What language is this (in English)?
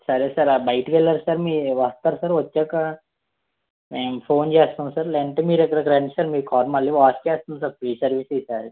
Telugu